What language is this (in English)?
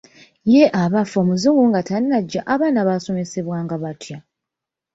Ganda